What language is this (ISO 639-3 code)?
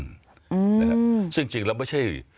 tha